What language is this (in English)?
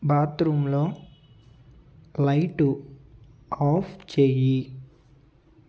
Telugu